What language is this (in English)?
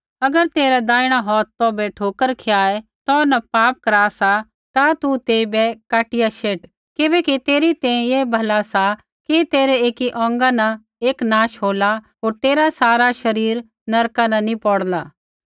Kullu Pahari